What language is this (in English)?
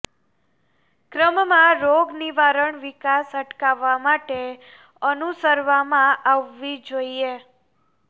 Gujarati